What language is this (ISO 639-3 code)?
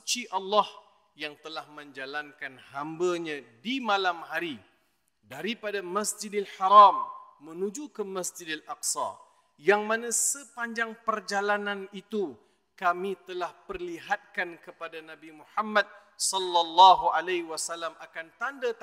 msa